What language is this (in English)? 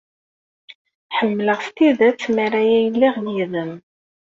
Kabyle